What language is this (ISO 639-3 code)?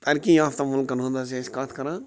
kas